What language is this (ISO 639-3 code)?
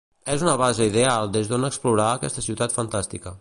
cat